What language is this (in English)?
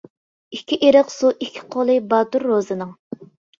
Uyghur